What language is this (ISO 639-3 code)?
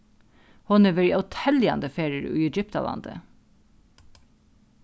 fao